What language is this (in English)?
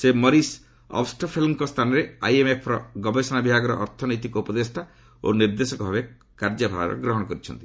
Odia